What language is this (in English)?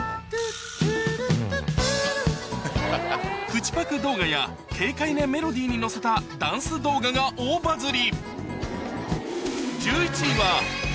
Japanese